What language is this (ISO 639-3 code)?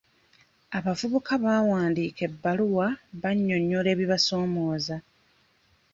lug